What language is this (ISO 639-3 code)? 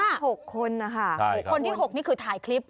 tha